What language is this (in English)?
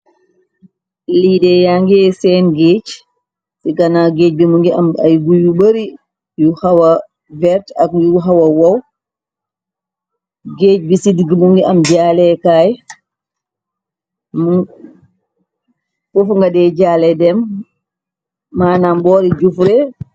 Wolof